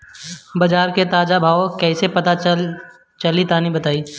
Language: Bhojpuri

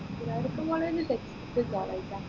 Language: Malayalam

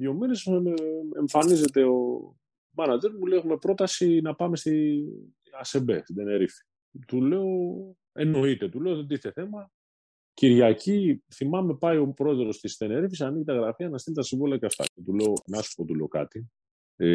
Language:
Greek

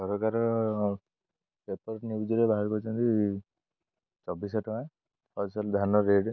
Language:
Odia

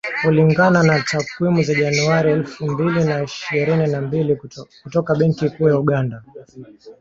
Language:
Swahili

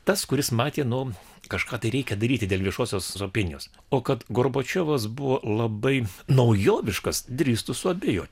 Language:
Lithuanian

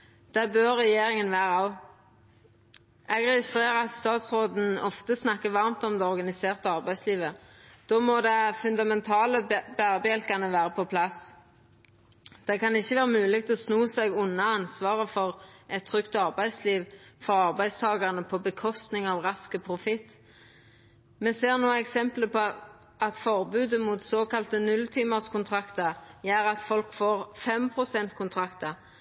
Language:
Norwegian Nynorsk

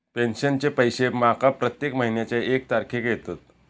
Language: Marathi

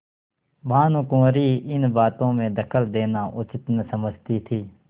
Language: Hindi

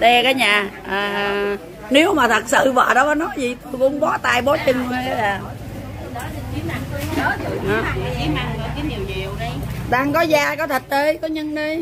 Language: Vietnamese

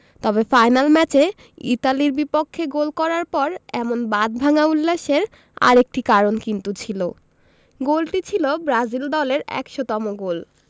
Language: Bangla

